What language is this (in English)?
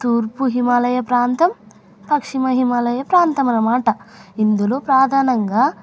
Telugu